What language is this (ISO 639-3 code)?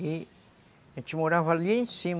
por